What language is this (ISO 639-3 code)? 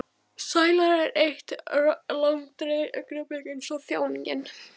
isl